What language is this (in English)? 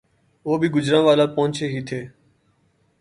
Urdu